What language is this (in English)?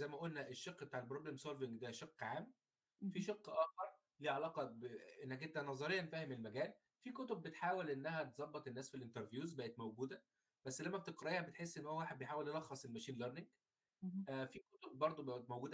Arabic